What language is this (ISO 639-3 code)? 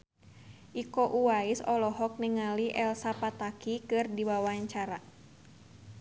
sun